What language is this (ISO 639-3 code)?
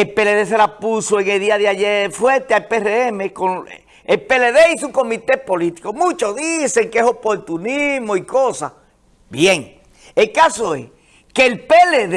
spa